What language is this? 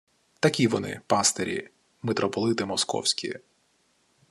Ukrainian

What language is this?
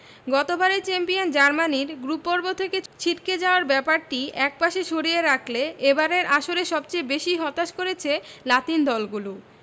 Bangla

